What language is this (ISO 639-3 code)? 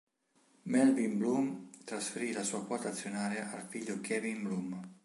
ita